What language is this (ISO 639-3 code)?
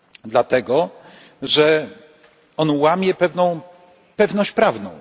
pol